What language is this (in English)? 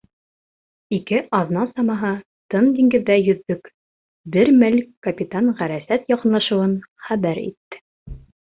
Bashkir